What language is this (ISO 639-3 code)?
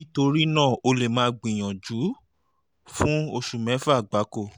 yor